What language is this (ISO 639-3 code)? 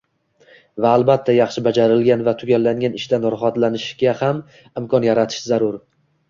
uzb